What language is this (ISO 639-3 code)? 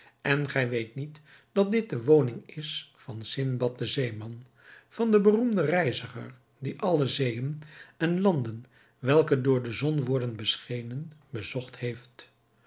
nld